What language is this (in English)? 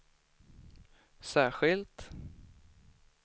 Swedish